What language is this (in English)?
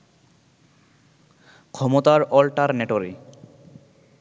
Bangla